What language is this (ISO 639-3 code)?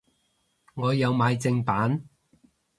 yue